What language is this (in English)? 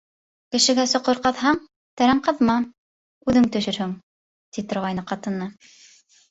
Bashkir